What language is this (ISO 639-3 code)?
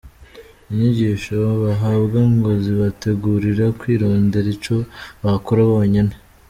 kin